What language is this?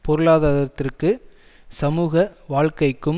Tamil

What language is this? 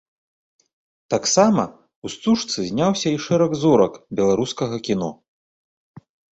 Belarusian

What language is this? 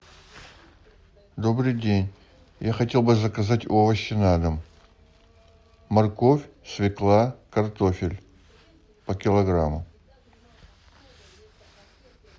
Russian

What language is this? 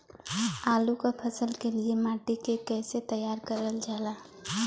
Bhojpuri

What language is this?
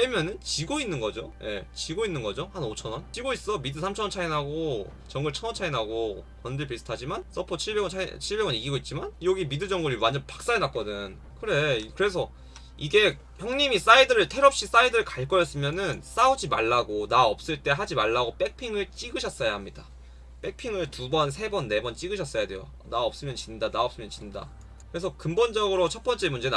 Korean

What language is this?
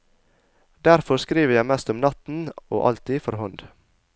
Norwegian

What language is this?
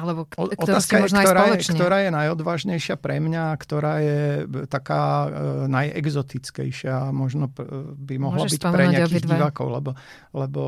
Slovak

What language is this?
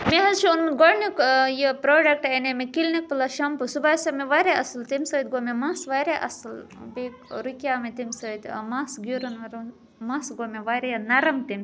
Kashmiri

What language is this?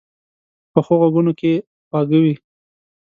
Pashto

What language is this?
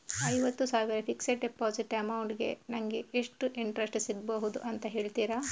Kannada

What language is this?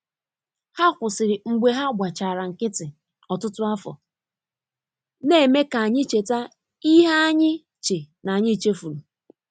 Igbo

